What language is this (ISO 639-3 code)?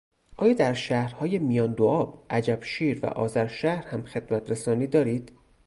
fas